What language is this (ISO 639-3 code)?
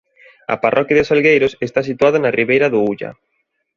glg